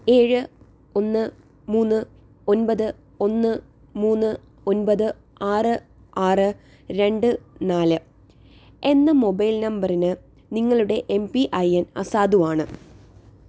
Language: Malayalam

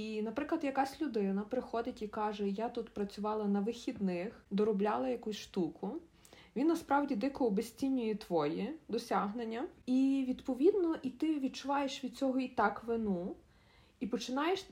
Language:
Ukrainian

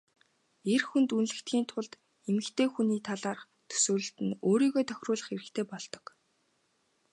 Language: Mongolian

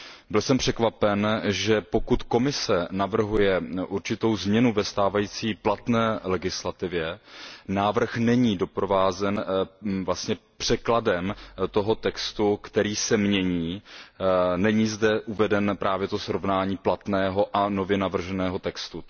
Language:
Czech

